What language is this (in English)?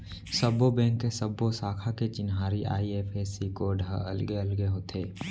Chhattisgarhi